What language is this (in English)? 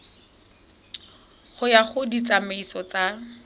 Tswana